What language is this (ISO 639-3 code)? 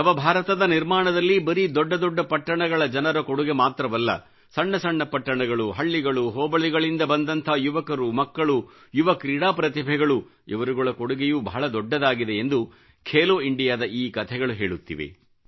kan